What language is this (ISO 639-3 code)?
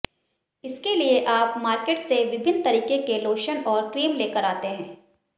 hin